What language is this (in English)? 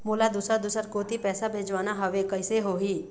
Chhattisgarhi